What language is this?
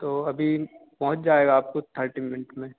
Hindi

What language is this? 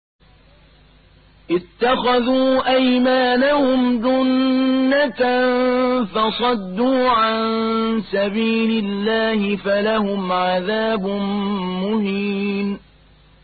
Arabic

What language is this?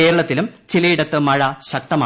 Malayalam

